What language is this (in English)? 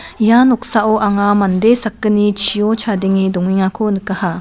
Garo